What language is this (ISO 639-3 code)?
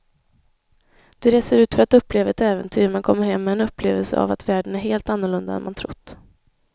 swe